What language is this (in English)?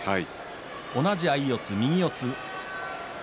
Japanese